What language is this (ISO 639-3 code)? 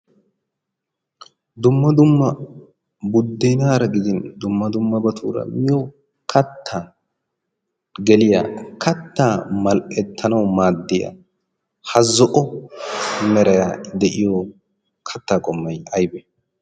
wal